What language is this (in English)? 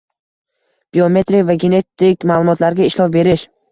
Uzbek